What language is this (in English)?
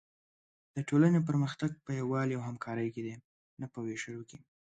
Pashto